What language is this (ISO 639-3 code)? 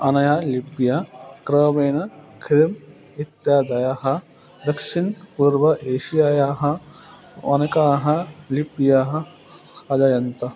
san